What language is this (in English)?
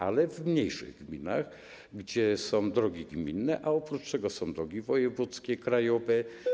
Polish